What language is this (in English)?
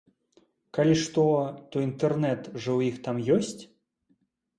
Belarusian